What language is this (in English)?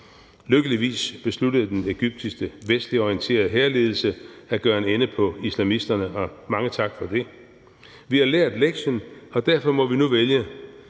Danish